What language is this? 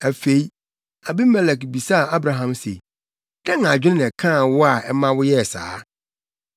Akan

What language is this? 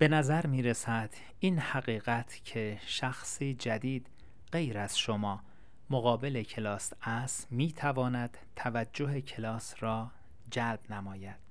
Persian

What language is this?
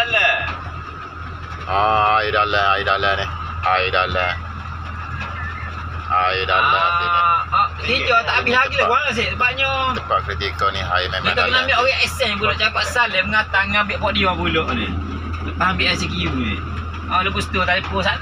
Malay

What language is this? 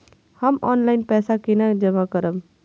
Maithili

